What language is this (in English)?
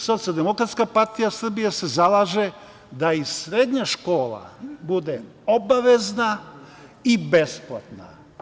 Serbian